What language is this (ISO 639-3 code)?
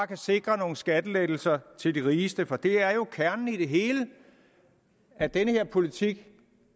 dan